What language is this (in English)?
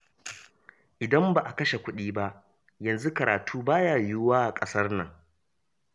Hausa